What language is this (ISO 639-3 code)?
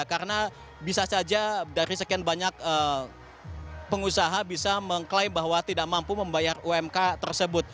ind